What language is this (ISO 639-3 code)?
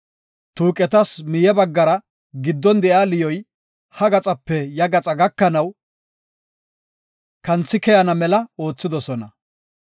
gof